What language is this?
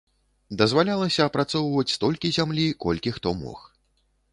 Belarusian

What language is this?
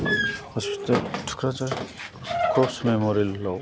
Bodo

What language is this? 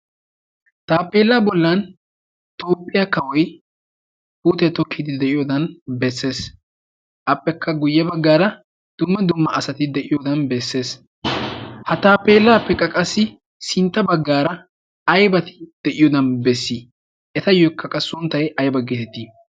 Wolaytta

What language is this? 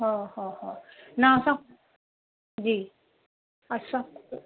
Sindhi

